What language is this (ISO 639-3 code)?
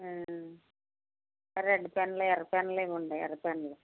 tel